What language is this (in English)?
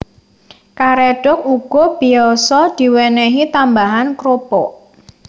Javanese